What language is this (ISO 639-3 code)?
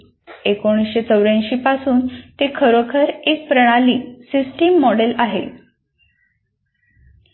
mar